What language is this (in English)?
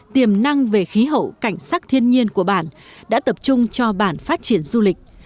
Vietnamese